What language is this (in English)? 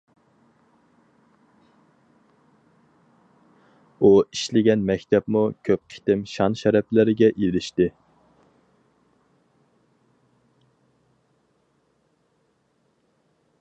Uyghur